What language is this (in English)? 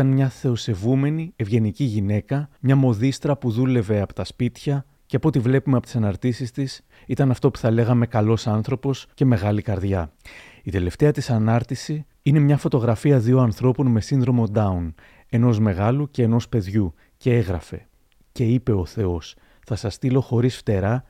Greek